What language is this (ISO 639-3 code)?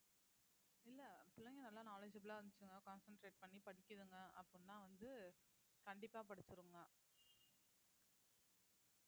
tam